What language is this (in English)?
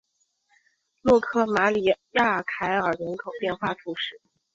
Chinese